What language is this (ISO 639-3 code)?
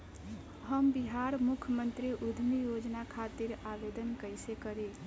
bho